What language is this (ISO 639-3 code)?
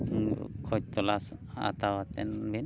sat